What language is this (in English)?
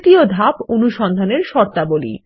Bangla